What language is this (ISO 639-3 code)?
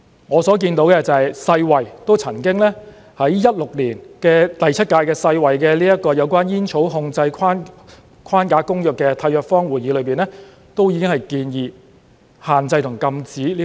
yue